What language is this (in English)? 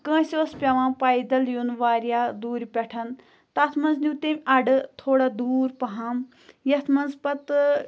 Kashmiri